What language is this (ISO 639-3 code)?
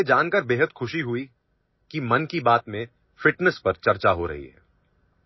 urd